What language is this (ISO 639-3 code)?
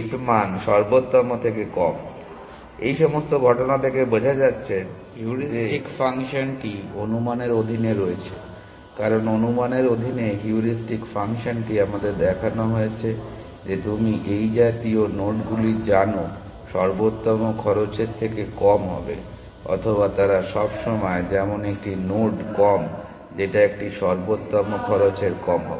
ben